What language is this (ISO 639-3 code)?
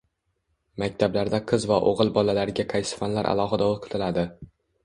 uzb